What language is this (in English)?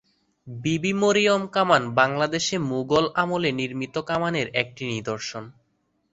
Bangla